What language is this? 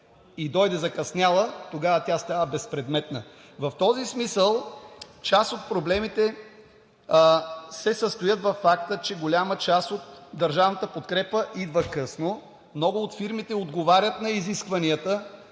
Bulgarian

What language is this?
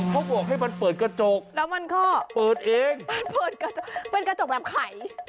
Thai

